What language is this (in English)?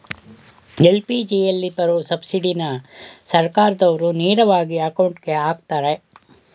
Kannada